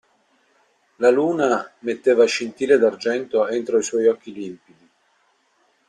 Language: Italian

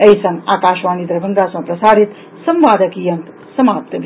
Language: Maithili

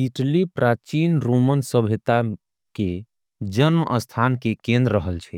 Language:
Angika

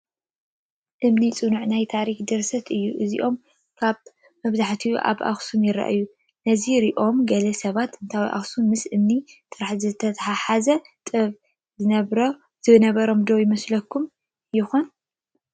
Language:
Tigrinya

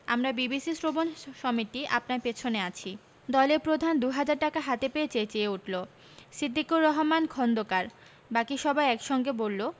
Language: Bangla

